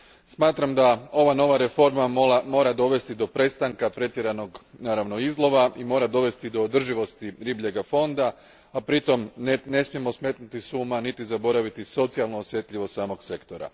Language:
Croatian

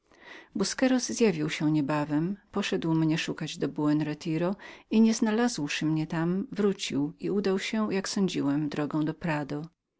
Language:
Polish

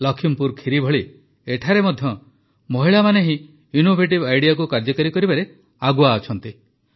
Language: Odia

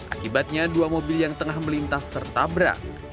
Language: Indonesian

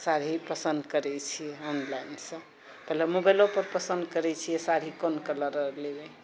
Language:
Maithili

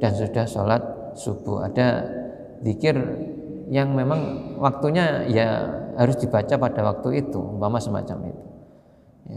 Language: Indonesian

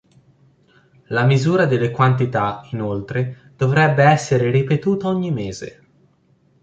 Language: Italian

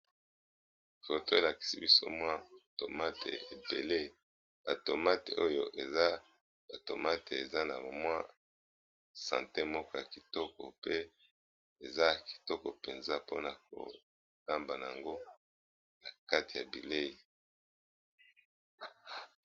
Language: Lingala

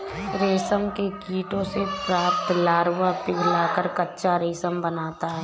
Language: Hindi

